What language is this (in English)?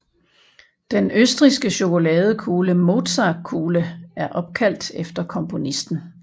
Danish